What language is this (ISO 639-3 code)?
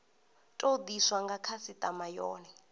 ven